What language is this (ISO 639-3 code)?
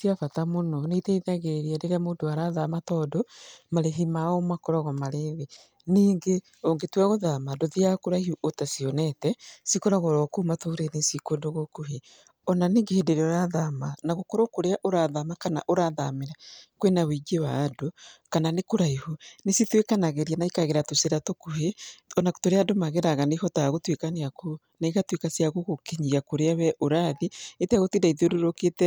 kik